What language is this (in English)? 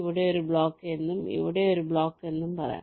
Malayalam